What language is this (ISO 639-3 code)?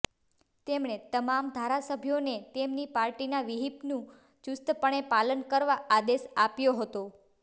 guj